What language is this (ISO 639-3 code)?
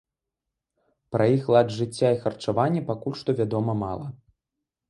bel